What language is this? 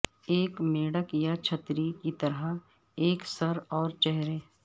Urdu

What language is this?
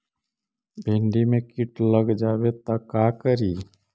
Magahi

